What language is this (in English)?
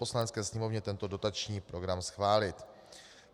Czech